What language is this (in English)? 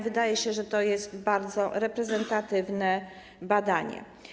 Polish